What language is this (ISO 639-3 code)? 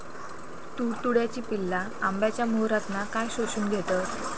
mar